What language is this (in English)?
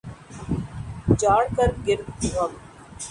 Urdu